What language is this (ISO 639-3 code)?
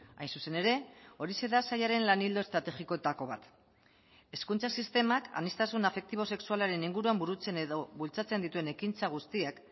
eus